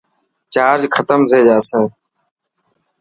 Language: Dhatki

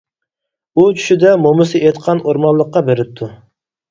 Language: Uyghur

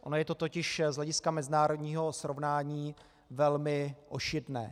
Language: Czech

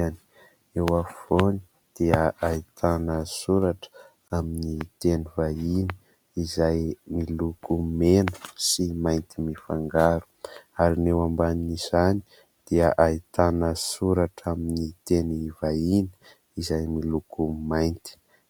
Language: Malagasy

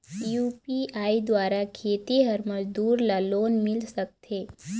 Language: Chhattisgarhi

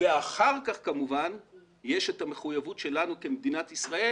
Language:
Hebrew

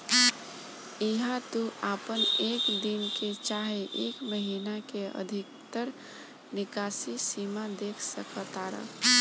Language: Bhojpuri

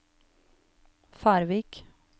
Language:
Norwegian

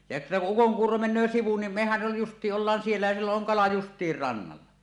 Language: Finnish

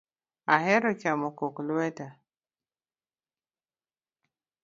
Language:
Luo (Kenya and Tanzania)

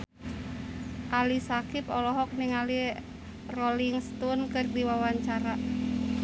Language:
Sundanese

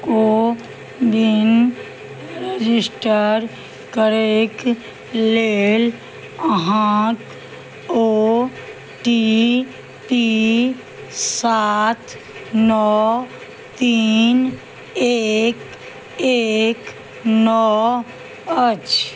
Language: Maithili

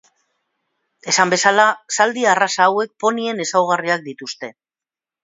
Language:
Basque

